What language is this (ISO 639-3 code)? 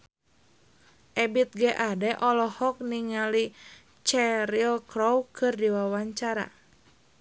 sun